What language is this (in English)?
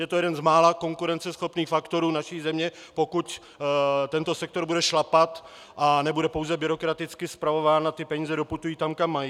Czech